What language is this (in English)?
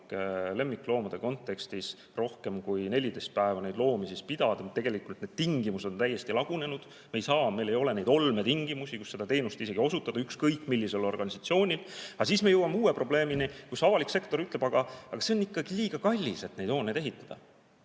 Estonian